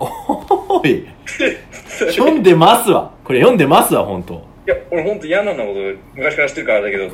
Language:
Japanese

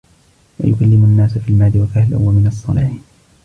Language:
Arabic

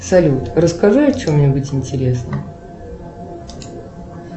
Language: Russian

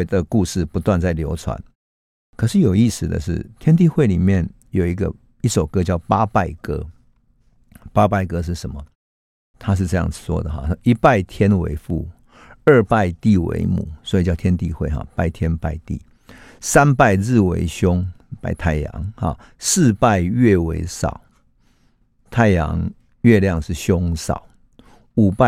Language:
Chinese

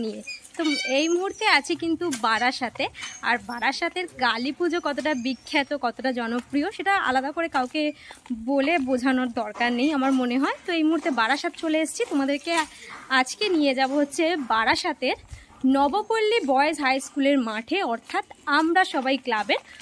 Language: Romanian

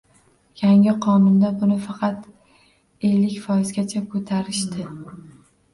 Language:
Uzbek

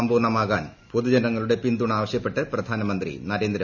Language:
Malayalam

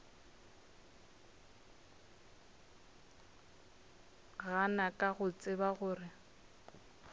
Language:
Northern Sotho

